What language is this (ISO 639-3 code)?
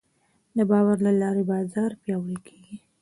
pus